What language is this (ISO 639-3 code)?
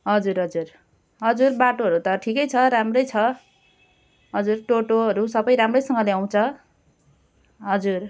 nep